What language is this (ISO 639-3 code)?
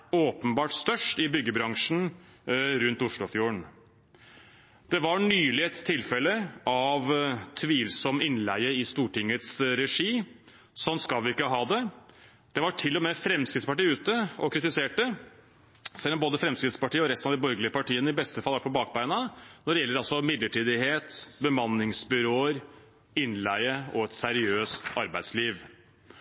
nob